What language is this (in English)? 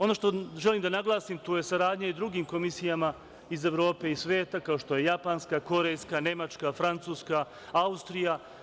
Serbian